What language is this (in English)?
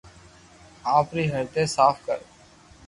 Loarki